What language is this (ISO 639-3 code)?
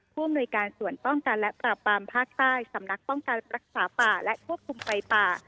tha